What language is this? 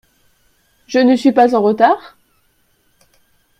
French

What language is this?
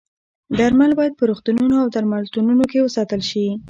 Pashto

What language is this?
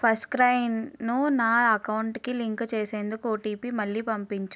Telugu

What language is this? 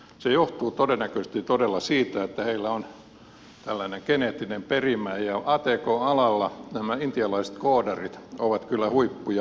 Finnish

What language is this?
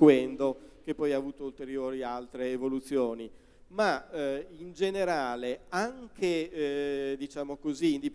Italian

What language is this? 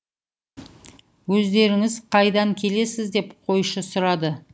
Kazakh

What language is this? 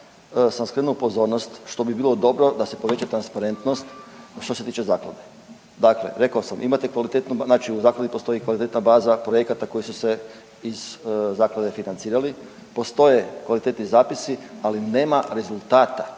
Croatian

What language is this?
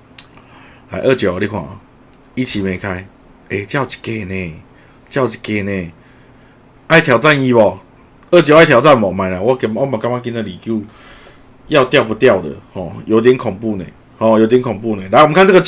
Chinese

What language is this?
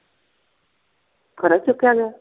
Punjabi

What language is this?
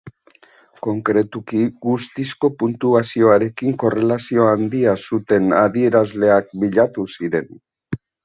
Basque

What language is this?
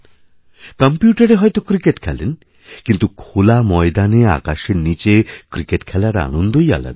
Bangla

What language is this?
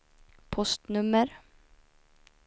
Swedish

